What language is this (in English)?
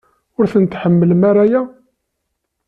Kabyle